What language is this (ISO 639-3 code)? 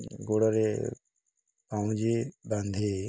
ori